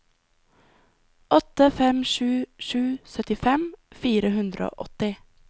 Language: Norwegian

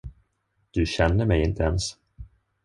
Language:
Swedish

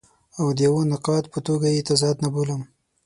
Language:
Pashto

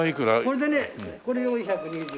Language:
Japanese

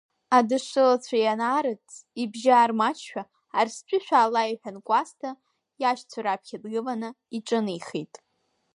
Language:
Abkhazian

